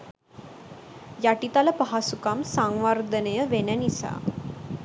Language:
Sinhala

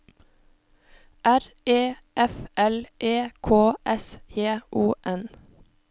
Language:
Norwegian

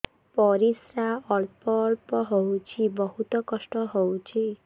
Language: Odia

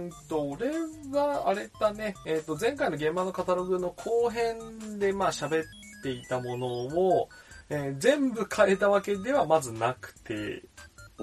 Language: Japanese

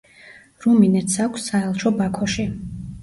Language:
Georgian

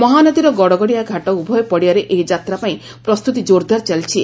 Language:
Odia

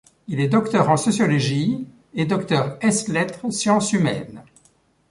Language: French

